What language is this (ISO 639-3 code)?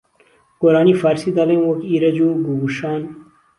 ckb